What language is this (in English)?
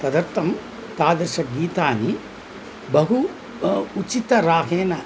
Sanskrit